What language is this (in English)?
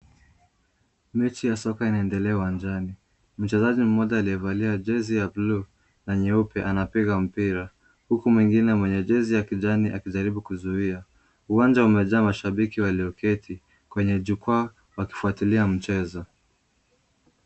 Swahili